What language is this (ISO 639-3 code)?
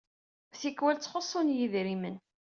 kab